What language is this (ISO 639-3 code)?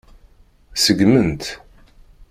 kab